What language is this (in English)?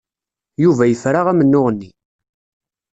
Kabyle